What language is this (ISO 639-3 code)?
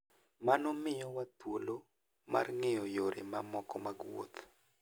luo